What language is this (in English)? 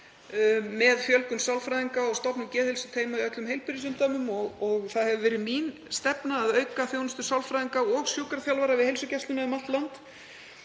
Icelandic